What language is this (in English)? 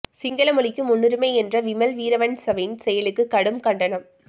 Tamil